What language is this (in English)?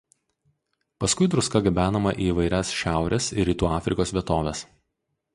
Lithuanian